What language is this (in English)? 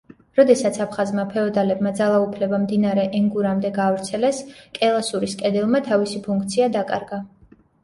Georgian